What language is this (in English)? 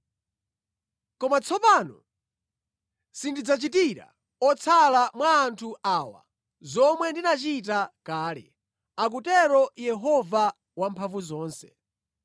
Nyanja